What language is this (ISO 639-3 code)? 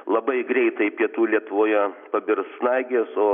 lit